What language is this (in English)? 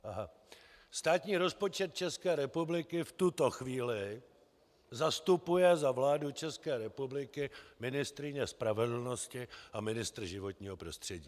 Czech